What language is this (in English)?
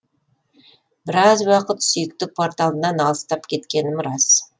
Kazakh